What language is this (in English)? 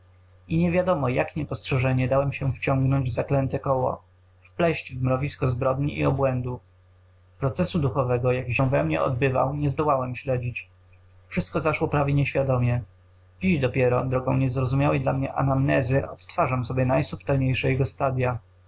Polish